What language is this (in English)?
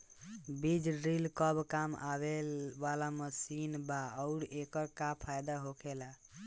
Bhojpuri